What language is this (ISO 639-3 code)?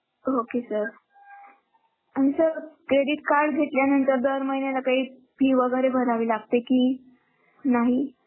mar